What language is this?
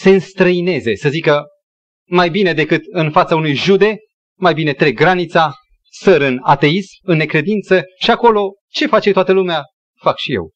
Romanian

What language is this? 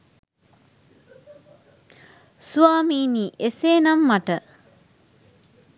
Sinhala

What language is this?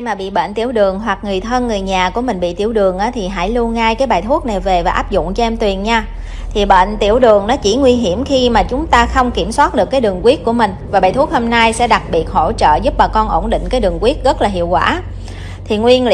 Vietnamese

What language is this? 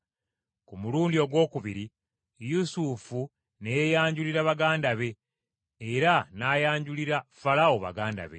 Ganda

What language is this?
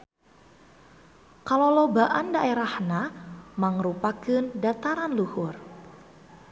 Sundanese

